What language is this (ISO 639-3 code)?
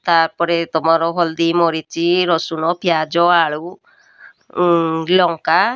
ori